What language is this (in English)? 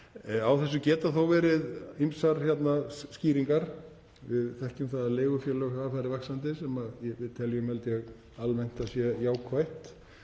Icelandic